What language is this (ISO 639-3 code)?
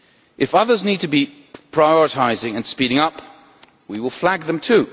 eng